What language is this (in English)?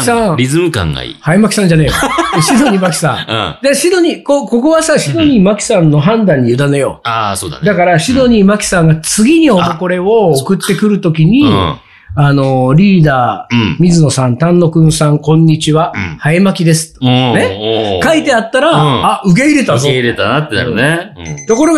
Japanese